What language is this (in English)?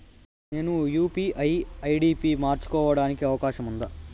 Telugu